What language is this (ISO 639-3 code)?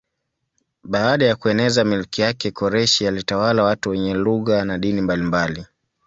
swa